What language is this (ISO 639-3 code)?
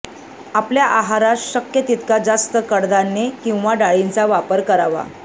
mar